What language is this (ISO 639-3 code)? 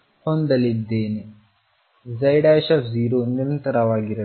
kan